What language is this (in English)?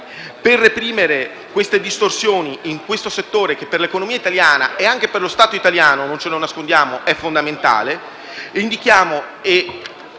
Italian